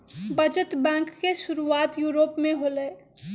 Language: Magahi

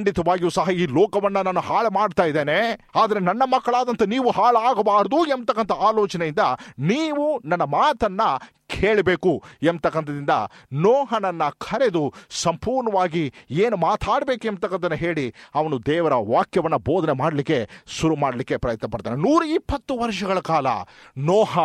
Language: Kannada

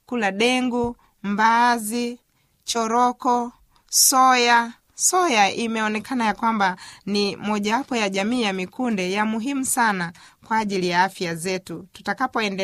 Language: Swahili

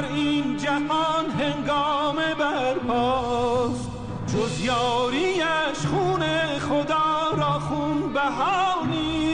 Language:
Persian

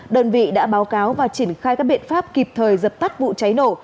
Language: Vietnamese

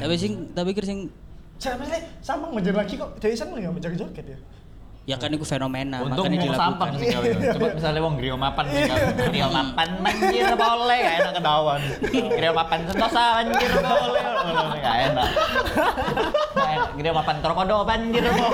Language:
Indonesian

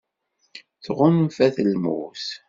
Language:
Kabyle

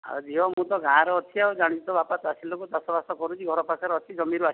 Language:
Odia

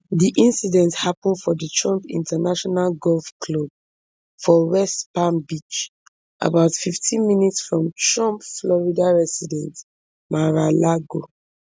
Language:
Nigerian Pidgin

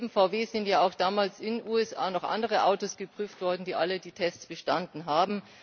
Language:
German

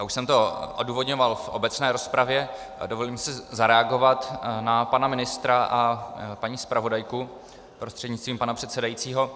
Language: Czech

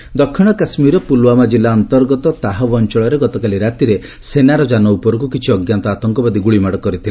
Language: Odia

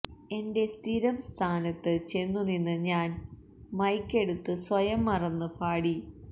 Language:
Malayalam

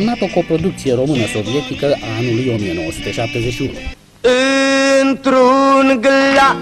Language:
Romanian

